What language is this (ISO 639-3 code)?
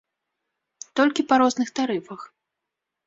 bel